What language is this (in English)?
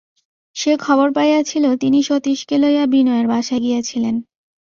Bangla